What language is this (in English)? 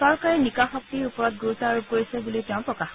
Assamese